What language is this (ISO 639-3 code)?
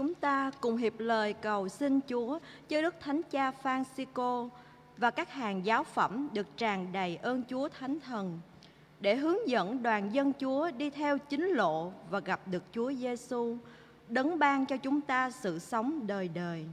vie